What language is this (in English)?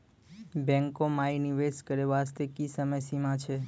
Maithili